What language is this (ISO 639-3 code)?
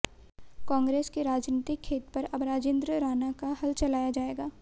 hin